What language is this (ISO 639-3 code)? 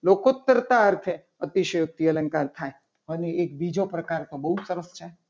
guj